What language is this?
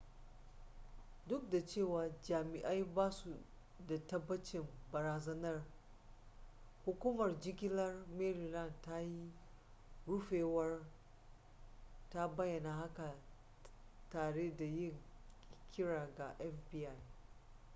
Hausa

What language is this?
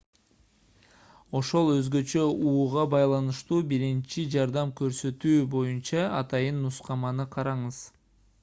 Kyrgyz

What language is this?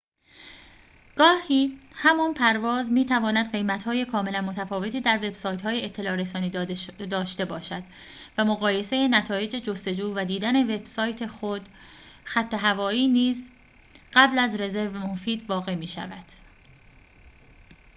Persian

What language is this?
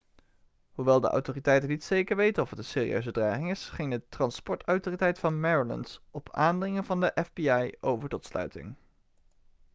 Dutch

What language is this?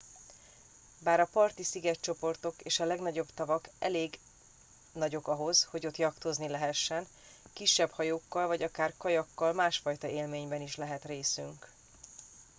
Hungarian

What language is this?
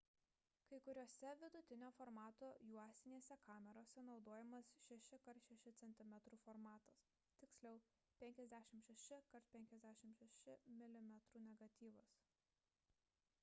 Lithuanian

